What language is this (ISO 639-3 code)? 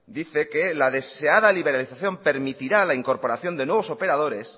spa